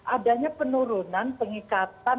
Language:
Indonesian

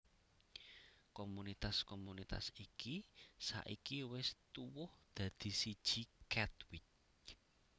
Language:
Javanese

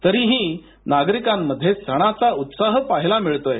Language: Marathi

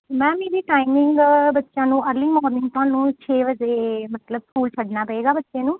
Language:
Punjabi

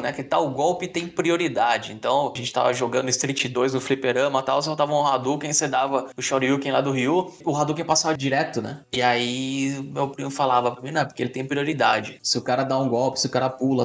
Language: Portuguese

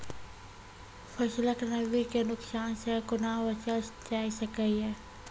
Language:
Maithili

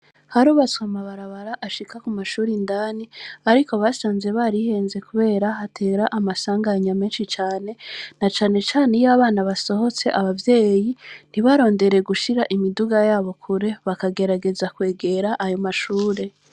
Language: Rundi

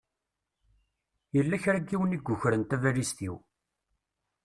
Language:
Kabyle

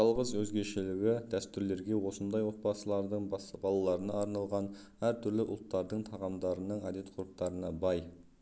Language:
Kazakh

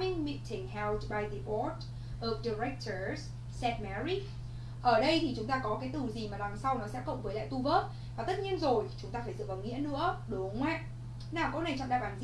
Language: Vietnamese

